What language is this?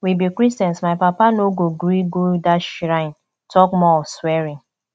Nigerian Pidgin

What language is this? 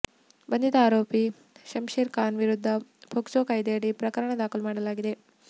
Kannada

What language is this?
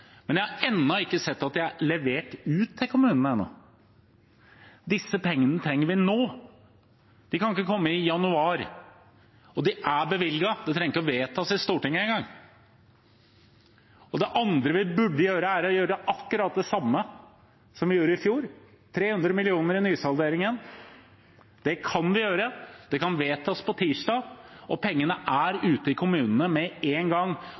Norwegian Bokmål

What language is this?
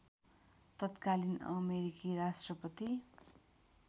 Nepali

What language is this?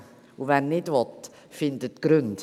Swiss German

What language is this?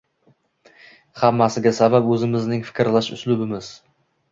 Uzbek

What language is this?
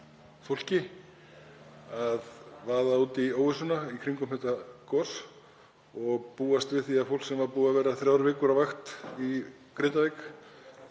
Icelandic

